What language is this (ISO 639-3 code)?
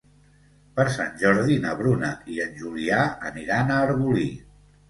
cat